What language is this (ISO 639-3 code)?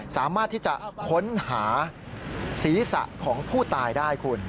tha